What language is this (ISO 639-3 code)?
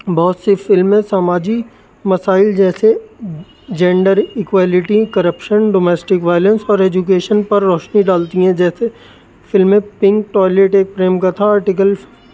urd